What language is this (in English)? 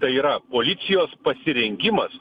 Lithuanian